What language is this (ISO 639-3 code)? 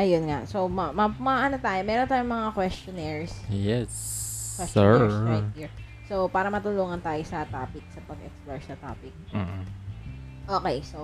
fil